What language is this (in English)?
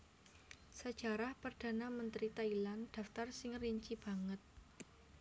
Javanese